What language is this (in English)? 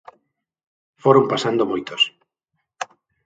Galician